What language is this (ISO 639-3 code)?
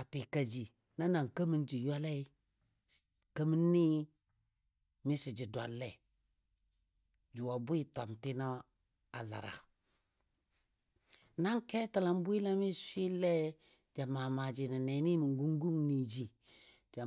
dbd